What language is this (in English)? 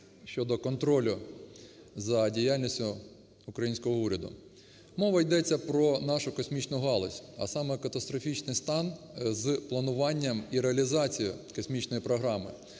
Ukrainian